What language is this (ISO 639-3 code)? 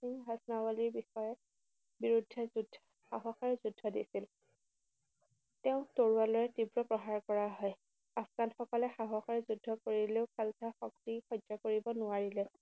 asm